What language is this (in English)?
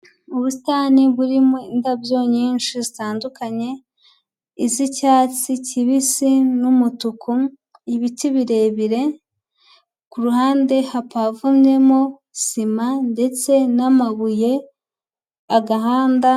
Kinyarwanda